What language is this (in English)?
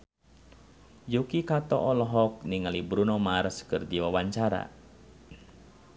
Sundanese